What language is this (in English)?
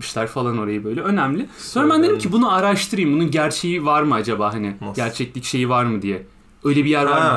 Turkish